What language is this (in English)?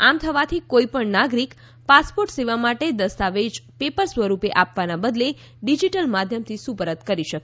Gujarati